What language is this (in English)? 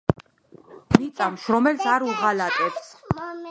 Georgian